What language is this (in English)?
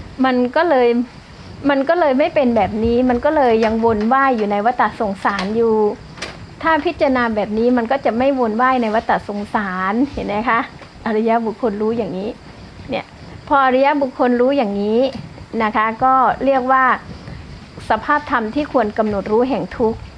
Thai